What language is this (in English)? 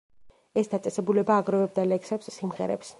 Georgian